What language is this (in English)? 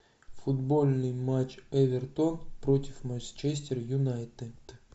Russian